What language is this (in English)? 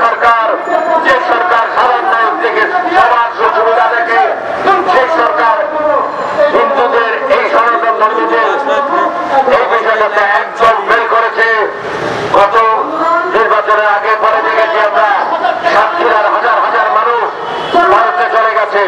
Arabic